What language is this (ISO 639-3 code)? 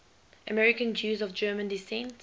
eng